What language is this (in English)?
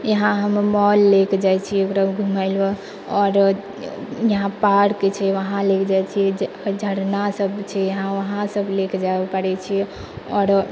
Maithili